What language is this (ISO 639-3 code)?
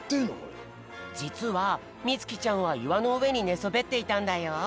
jpn